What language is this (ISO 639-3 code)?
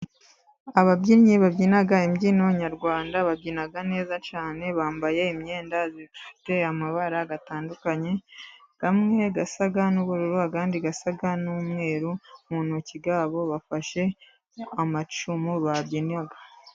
kin